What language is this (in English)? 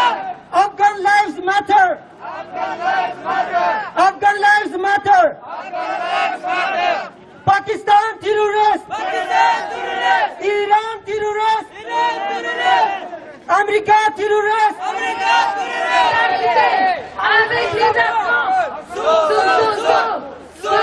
French